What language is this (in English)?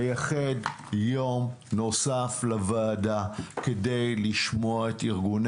Hebrew